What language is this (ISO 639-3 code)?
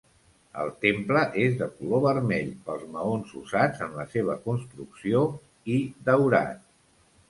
cat